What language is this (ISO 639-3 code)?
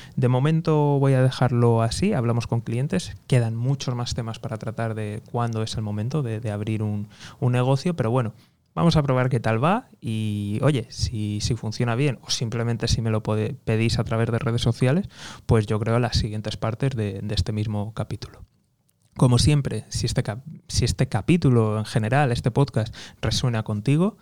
spa